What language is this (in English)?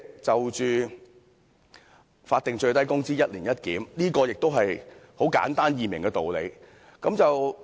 Cantonese